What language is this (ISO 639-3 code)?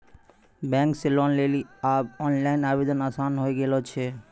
mai